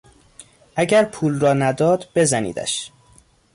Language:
Persian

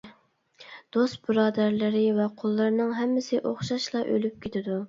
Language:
Uyghur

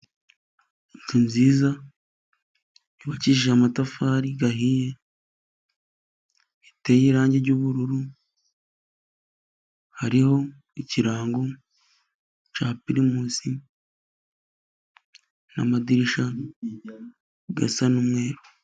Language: Kinyarwanda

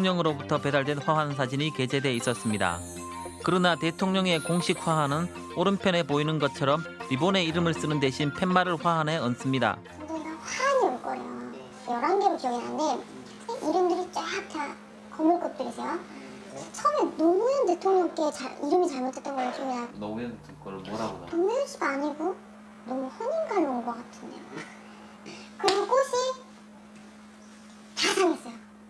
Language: Korean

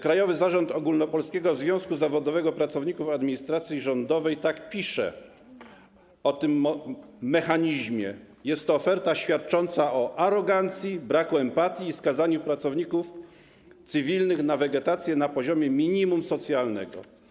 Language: Polish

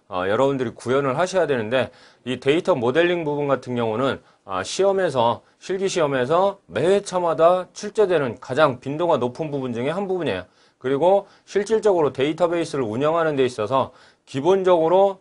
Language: Korean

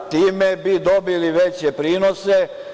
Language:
Serbian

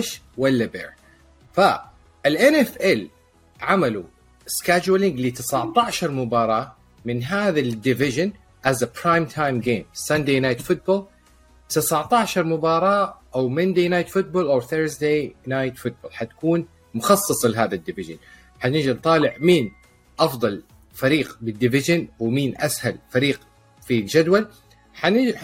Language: Arabic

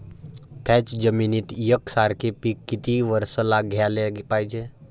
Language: Marathi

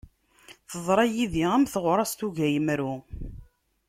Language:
Kabyle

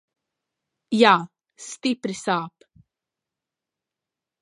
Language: Latvian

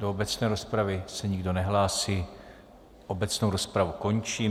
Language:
Czech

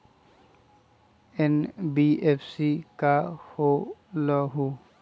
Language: Magahi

